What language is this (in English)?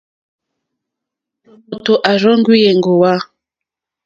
Mokpwe